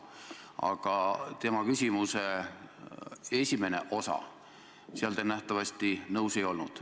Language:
Estonian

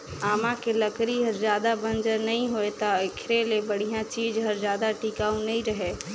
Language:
Chhattisgarhi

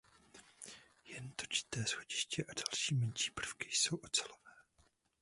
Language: Czech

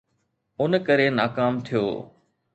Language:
Sindhi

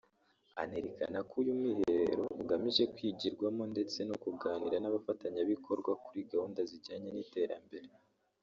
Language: Kinyarwanda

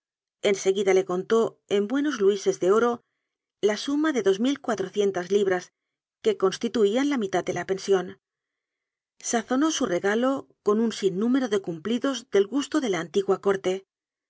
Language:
Spanish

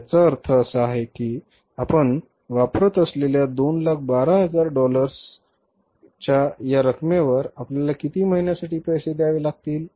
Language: Marathi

